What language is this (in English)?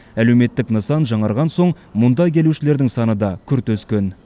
Kazakh